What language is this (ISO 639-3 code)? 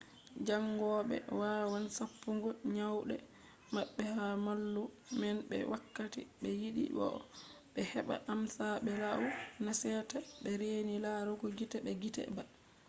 ful